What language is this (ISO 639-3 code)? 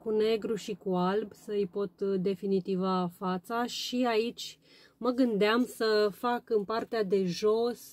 ron